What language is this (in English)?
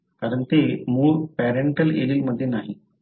Marathi